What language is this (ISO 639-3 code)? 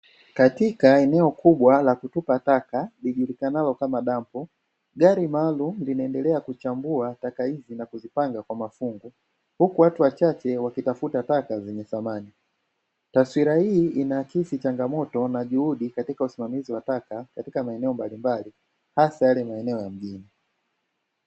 swa